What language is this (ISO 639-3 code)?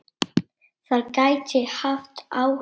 isl